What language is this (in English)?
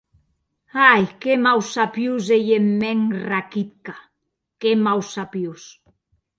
Occitan